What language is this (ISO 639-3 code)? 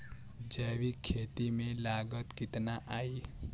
bho